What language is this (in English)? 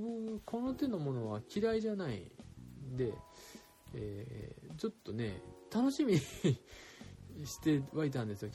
Japanese